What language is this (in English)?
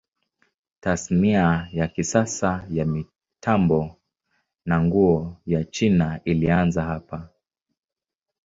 Swahili